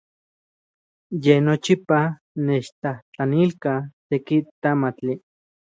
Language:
Central Puebla Nahuatl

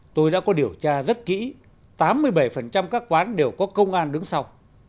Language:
Vietnamese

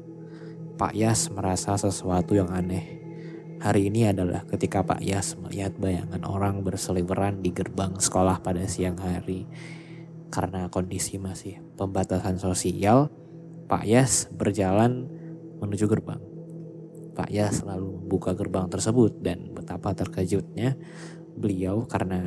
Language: Indonesian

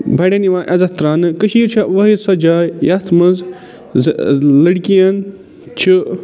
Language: Kashmiri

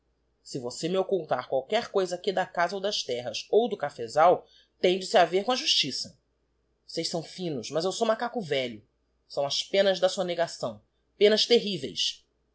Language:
Portuguese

